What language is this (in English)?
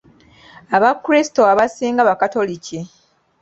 Ganda